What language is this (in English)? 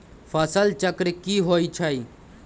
Magahi